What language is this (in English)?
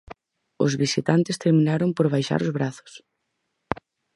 Galician